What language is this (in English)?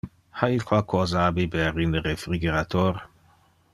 Interlingua